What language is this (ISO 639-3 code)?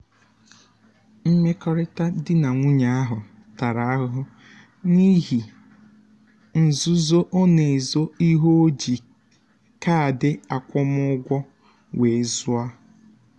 ibo